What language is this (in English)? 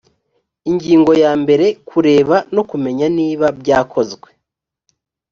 Kinyarwanda